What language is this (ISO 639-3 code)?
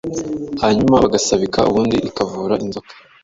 kin